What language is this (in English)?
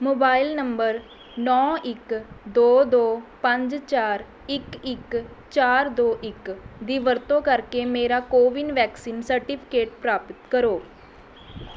Punjabi